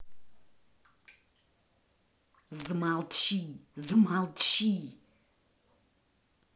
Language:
Russian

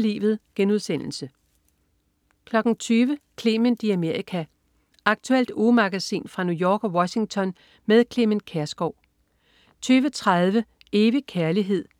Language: Danish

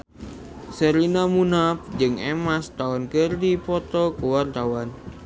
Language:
Sundanese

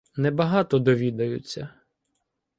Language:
Ukrainian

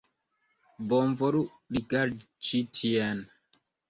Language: Esperanto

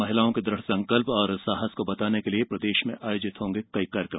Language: Hindi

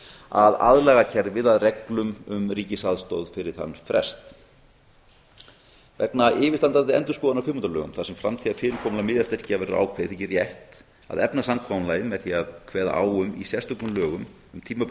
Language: Icelandic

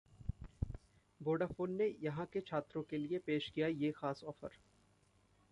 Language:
Hindi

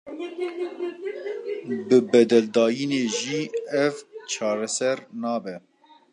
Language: Kurdish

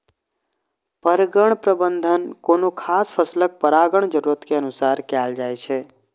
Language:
Maithili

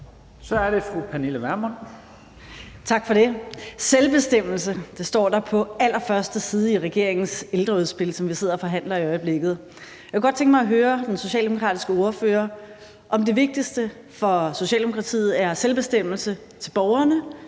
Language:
Danish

